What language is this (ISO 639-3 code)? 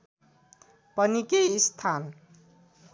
nep